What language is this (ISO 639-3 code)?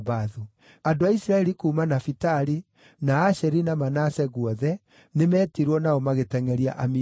kik